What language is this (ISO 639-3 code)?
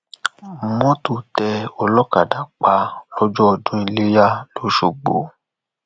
yor